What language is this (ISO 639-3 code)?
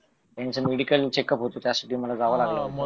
mar